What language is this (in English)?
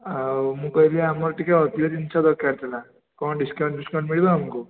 Odia